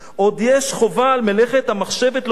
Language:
Hebrew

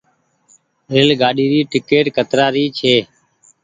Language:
Goaria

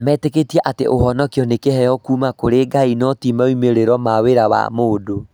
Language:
Kikuyu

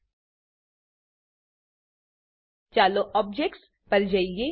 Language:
Gujarati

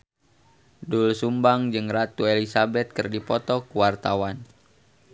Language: Sundanese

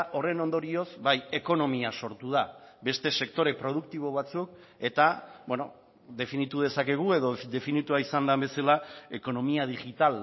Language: Basque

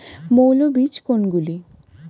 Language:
Bangla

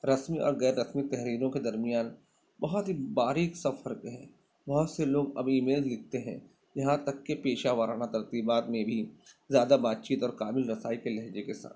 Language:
Urdu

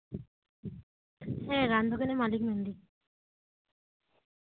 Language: Santali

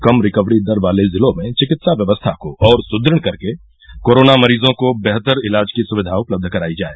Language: Hindi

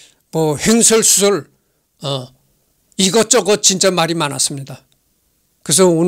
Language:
Korean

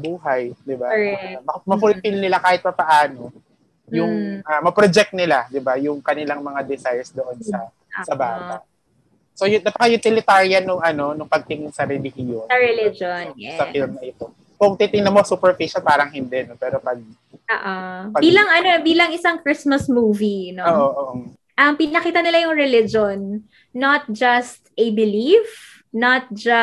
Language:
Filipino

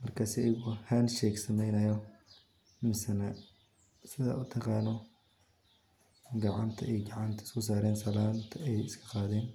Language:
Somali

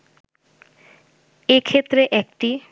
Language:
Bangla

